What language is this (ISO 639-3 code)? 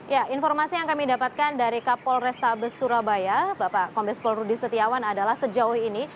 ind